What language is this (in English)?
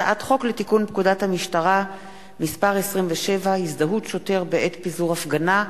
Hebrew